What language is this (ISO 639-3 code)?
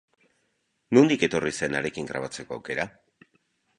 eus